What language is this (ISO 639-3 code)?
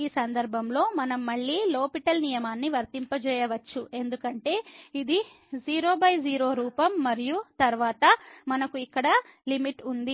tel